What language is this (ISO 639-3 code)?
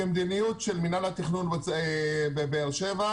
heb